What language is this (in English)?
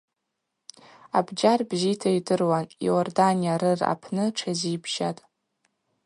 Abaza